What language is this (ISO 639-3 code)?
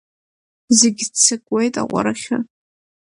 abk